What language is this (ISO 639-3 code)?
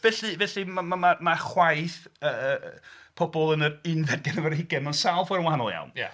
cym